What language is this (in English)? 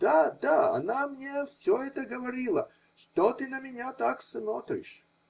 Russian